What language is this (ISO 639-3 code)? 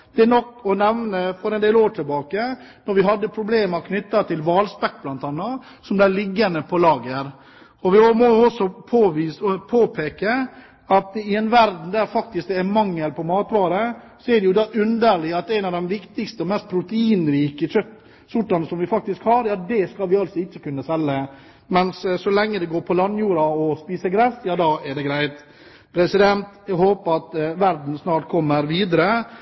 nob